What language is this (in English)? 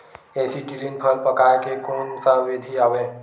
Chhattisgarhi